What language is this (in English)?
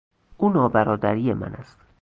Persian